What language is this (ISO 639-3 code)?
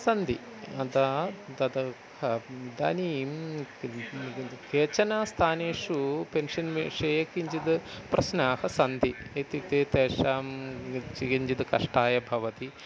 san